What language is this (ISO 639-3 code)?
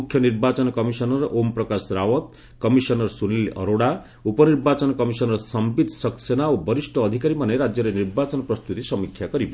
ori